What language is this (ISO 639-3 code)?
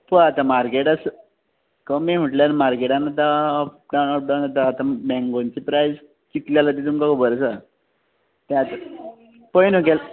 kok